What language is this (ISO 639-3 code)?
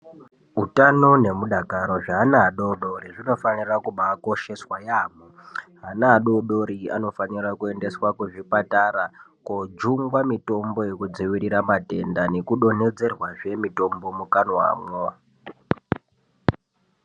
ndc